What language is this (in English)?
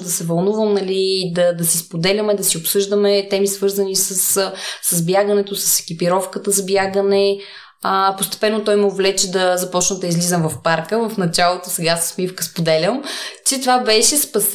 Bulgarian